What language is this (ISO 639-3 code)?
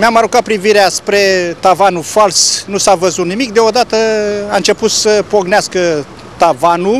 ron